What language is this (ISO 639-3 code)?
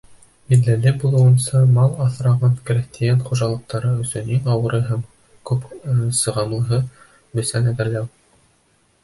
bak